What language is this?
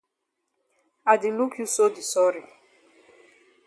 Cameroon Pidgin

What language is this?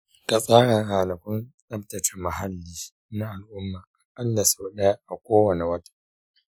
Hausa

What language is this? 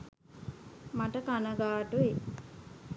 Sinhala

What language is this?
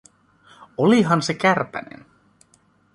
Finnish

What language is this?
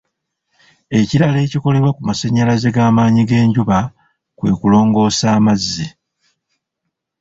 Ganda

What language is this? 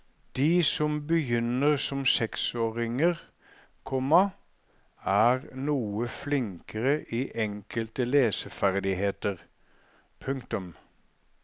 Norwegian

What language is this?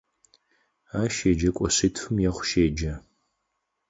Adyghe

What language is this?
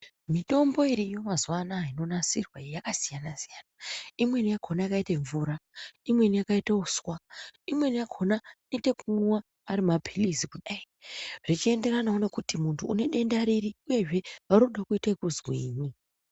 Ndau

